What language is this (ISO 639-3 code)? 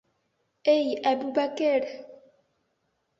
bak